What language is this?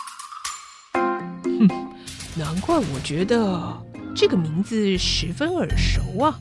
Chinese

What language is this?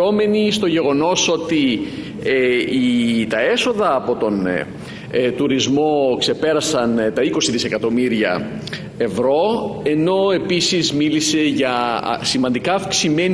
Greek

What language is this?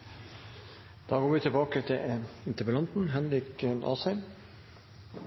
Norwegian Bokmål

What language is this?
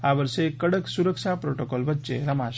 Gujarati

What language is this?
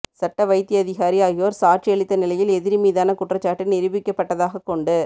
Tamil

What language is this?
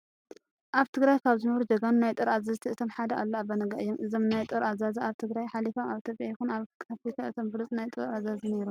Tigrinya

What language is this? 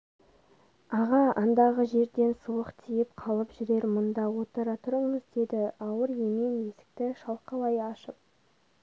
Kazakh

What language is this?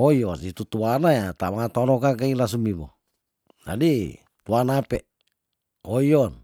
Tondano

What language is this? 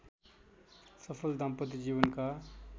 Nepali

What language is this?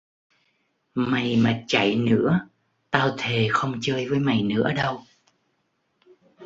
Vietnamese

